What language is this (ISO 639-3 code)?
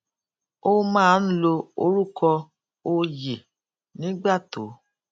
yor